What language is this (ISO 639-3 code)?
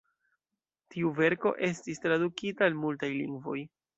epo